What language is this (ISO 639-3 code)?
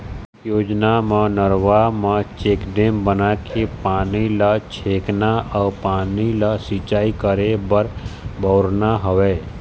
hne